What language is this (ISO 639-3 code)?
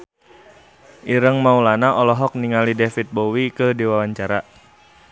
sun